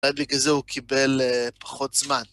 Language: Hebrew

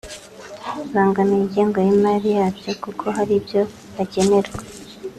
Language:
Kinyarwanda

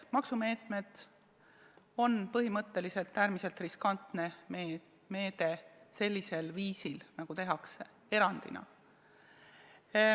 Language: Estonian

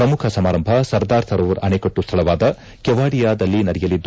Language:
Kannada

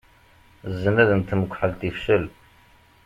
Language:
Kabyle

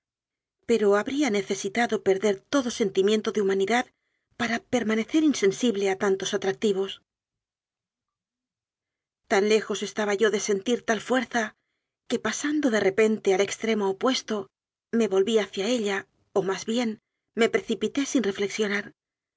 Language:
Spanish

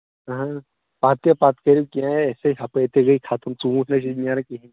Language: Kashmiri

